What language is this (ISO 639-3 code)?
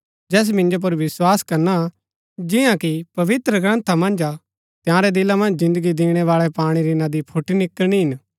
gbk